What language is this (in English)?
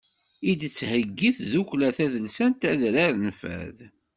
Kabyle